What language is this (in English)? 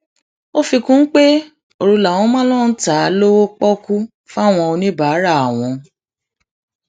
Yoruba